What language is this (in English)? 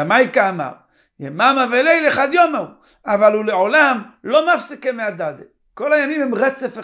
Hebrew